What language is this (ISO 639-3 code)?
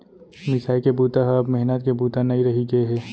hne